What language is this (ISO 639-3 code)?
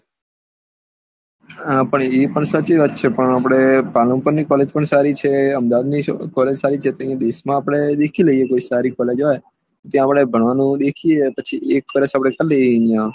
guj